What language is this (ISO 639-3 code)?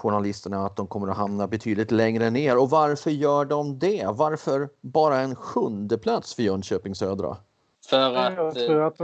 swe